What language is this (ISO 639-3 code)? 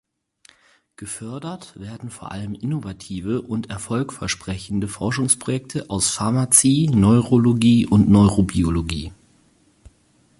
deu